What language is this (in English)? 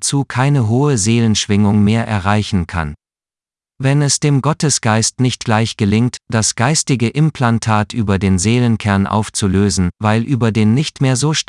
German